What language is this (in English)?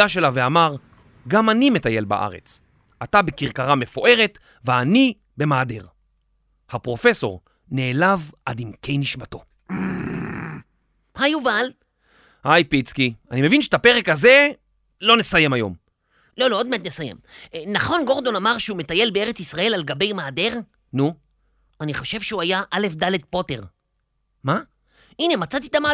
Hebrew